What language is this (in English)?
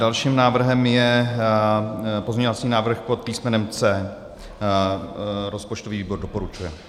Czech